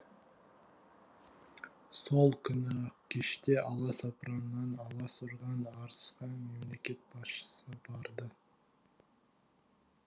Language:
Kazakh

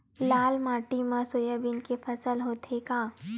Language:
Chhattisgarhi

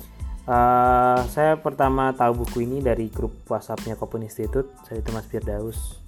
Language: Indonesian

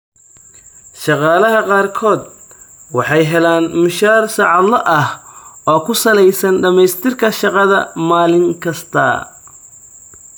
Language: Somali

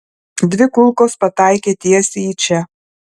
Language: Lithuanian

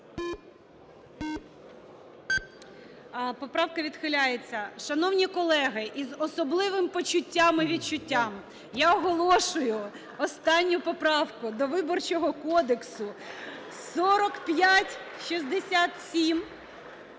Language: Ukrainian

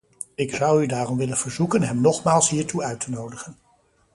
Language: Dutch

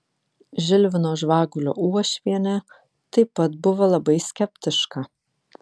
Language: Lithuanian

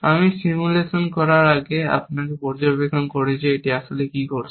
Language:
Bangla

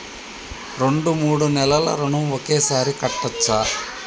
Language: Telugu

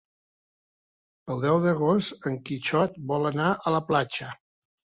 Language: Catalan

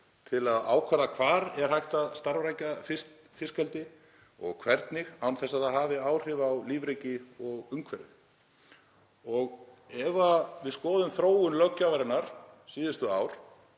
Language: Icelandic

